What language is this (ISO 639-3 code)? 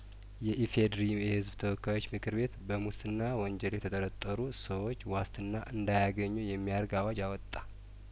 amh